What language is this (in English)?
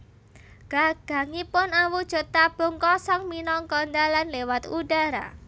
Javanese